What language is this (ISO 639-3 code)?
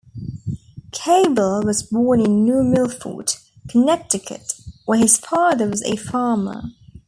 eng